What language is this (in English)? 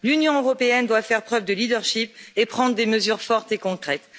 French